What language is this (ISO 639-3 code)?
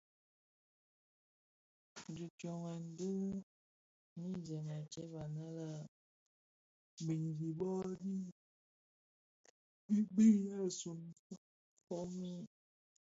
ksf